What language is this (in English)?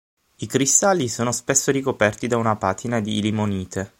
Italian